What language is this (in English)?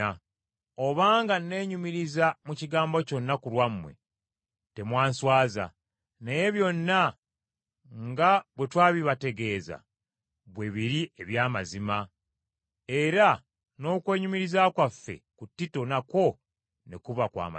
Ganda